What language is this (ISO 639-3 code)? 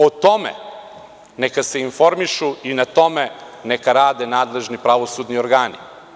srp